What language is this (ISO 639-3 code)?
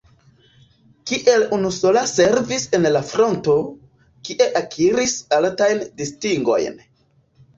epo